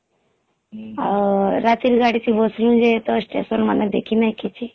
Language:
Odia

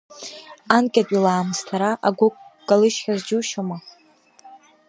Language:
Abkhazian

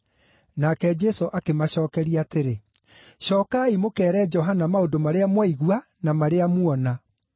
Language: Kikuyu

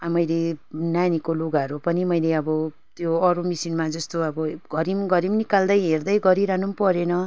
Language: Nepali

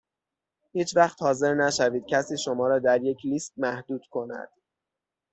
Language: Persian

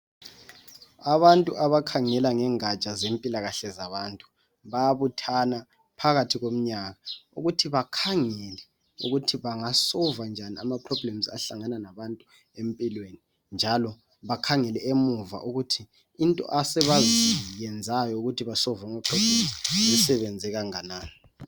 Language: North Ndebele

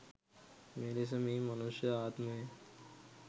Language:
Sinhala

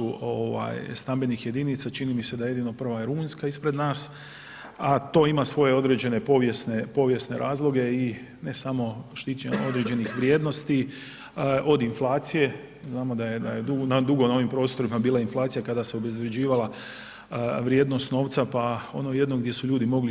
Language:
Croatian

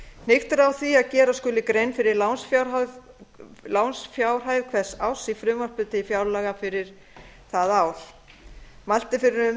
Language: Icelandic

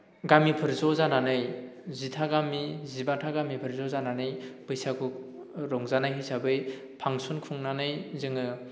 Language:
Bodo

